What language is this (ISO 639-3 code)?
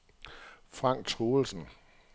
dan